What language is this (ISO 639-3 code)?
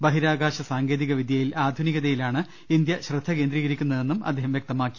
mal